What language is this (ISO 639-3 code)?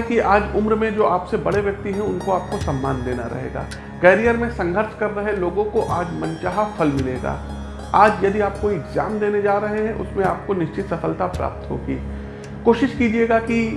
hin